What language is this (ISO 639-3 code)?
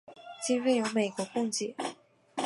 zho